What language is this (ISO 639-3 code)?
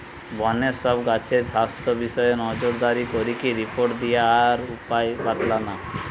ben